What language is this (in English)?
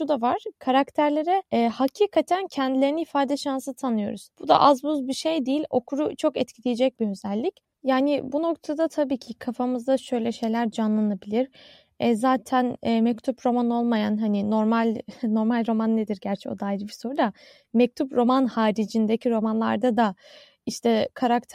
Turkish